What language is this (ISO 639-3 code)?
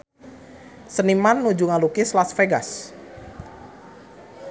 sun